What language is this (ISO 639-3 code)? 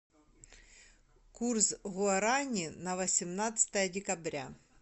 rus